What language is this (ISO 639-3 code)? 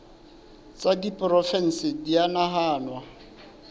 sot